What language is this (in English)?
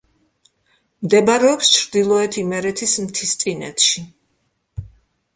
Georgian